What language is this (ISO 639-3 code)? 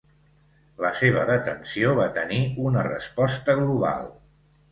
cat